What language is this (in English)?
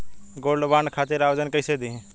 Bhojpuri